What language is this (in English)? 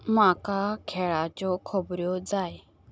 Konkani